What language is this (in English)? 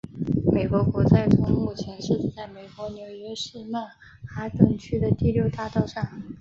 Chinese